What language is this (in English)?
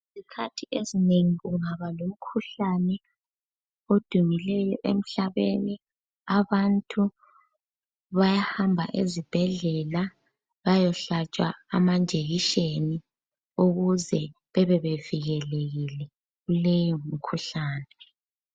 North Ndebele